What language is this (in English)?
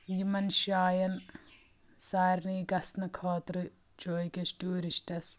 Kashmiri